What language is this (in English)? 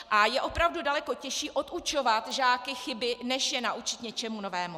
Czech